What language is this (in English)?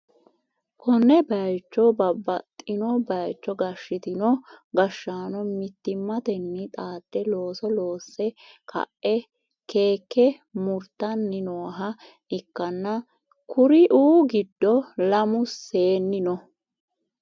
Sidamo